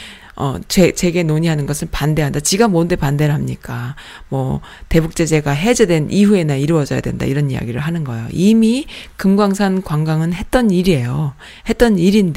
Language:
Korean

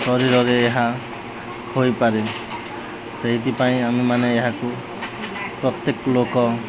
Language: Odia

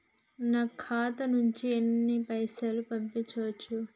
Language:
Telugu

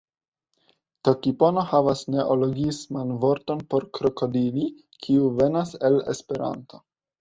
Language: Esperanto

